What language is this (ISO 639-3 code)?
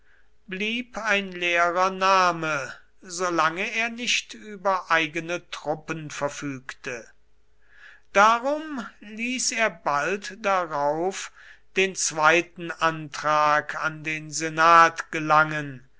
deu